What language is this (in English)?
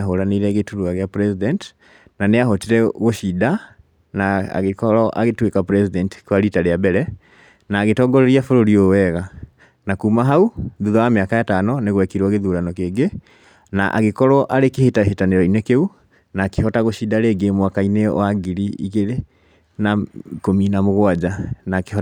Kikuyu